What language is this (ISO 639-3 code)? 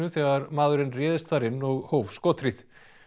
isl